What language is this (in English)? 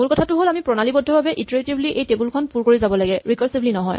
Assamese